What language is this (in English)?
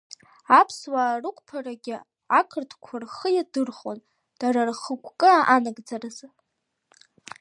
Abkhazian